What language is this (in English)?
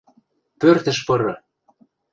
Western Mari